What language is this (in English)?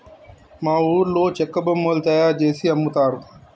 Telugu